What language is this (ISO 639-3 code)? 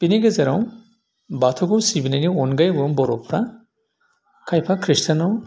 brx